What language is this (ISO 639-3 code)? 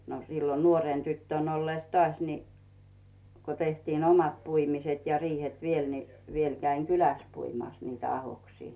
fin